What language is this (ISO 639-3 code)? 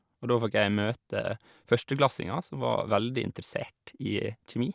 nor